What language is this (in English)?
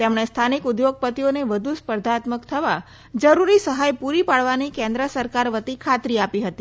Gujarati